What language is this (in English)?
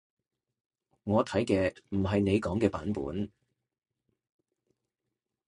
Cantonese